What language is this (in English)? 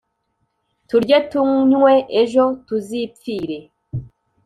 Kinyarwanda